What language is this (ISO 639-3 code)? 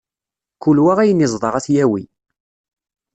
kab